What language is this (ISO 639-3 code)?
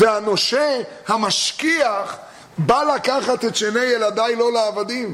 heb